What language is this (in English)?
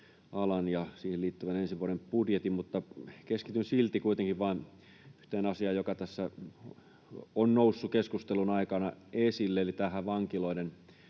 Finnish